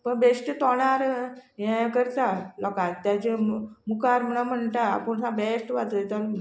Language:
Konkani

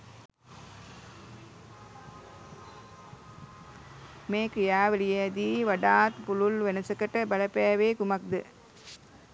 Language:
Sinhala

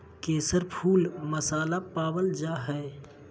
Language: Magahi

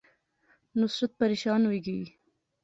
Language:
Pahari-Potwari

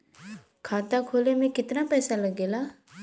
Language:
Bhojpuri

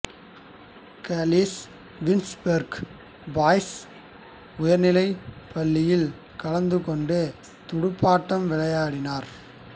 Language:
Tamil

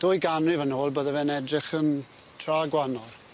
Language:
Welsh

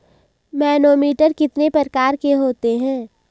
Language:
Hindi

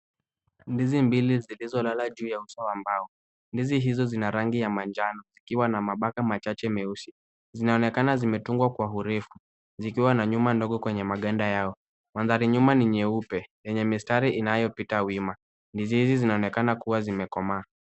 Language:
Swahili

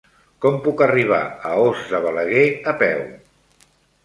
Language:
Catalan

